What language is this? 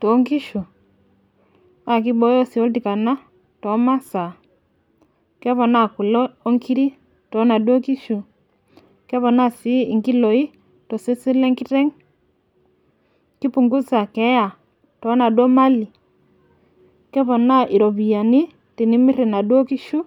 Masai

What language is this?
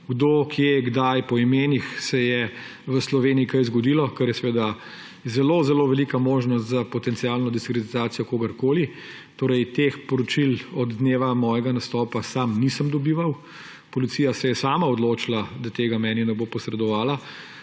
Slovenian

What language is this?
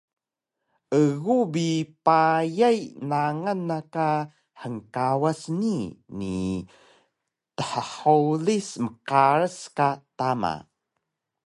Taroko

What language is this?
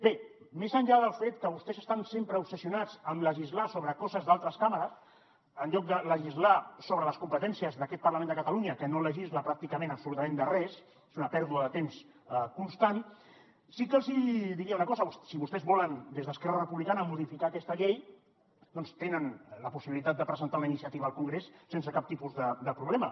Catalan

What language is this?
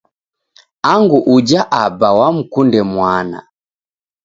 Taita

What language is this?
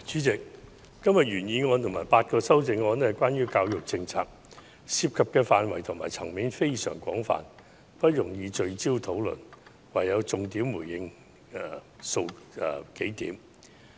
Cantonese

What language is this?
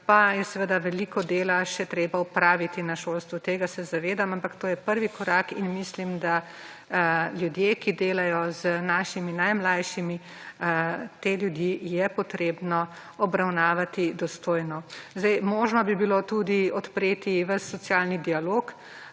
Slovenian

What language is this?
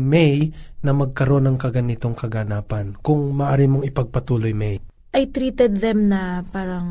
Filipino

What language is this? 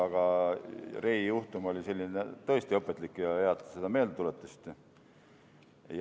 Estonian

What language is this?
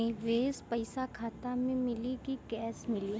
Bhojpuri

